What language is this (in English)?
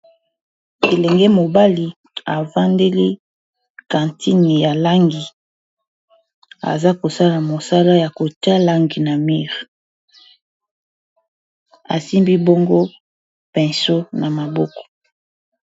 Lingala